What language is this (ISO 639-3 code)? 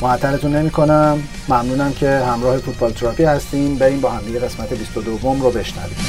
fas